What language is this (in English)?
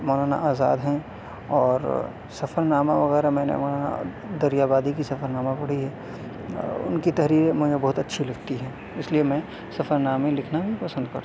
Urdu